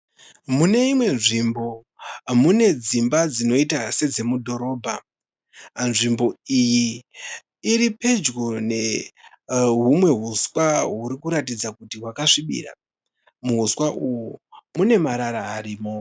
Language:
Shona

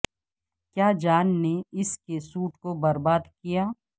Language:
Urdu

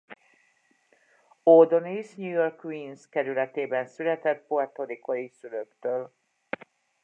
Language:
Hungarian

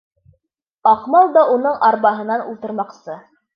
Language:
Bashkir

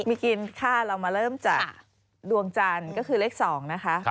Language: Thai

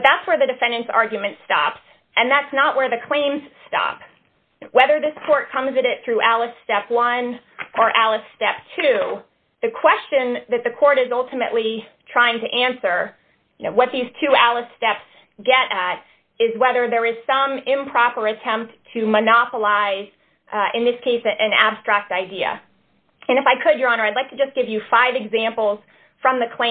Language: English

